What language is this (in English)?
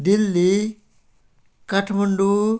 Nepali